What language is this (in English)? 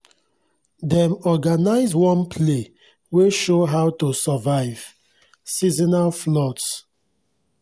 Nigerian Pidgin